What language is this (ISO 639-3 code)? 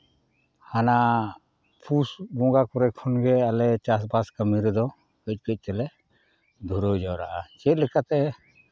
sat